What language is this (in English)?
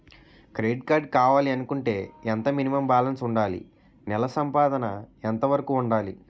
Telugu